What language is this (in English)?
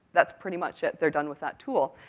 English